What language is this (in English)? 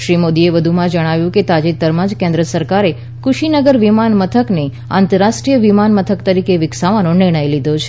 Gujarati